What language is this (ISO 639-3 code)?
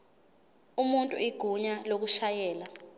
zul